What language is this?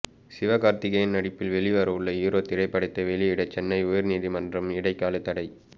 Tamil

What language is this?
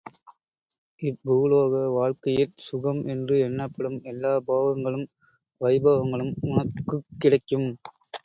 Tamil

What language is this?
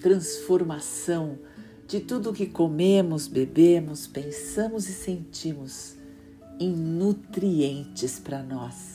Portuguese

